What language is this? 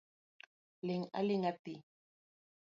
Luo (Kenya and Tanzania)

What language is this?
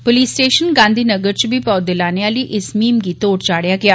Dogri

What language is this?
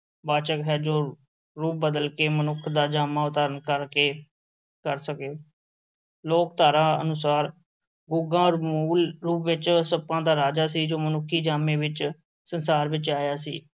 Punjabi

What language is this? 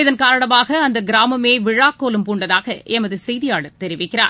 Tamil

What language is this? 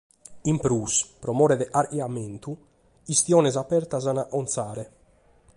Sardinian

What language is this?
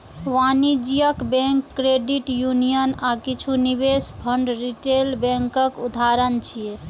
Maithili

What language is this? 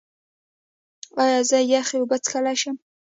Pashto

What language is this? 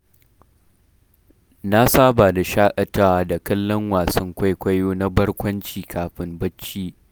Hausa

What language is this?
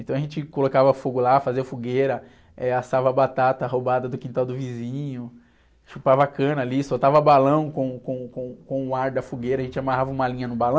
Portuguese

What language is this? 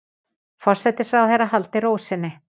Icelandic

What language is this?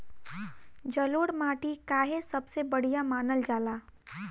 Bhojpuri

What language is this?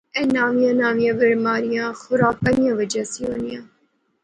Pahari-Potwari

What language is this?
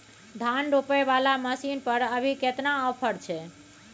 Maithili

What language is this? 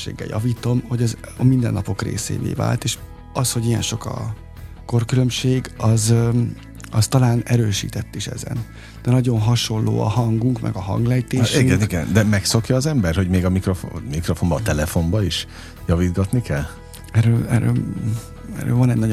Hungarian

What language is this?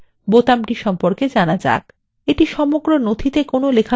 Bangla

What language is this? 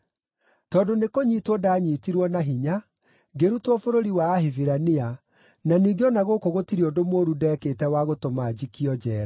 Kikuyu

